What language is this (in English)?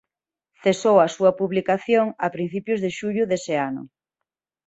Galician